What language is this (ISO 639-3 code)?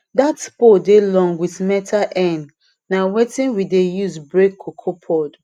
pcm